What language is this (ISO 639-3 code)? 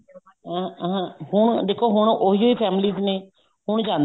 pan